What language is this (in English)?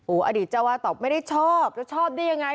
Thai